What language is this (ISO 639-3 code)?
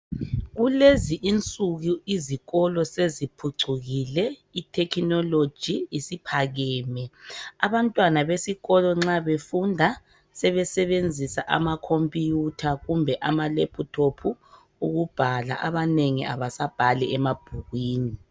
nde